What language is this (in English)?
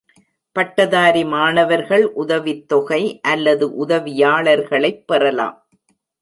Tamil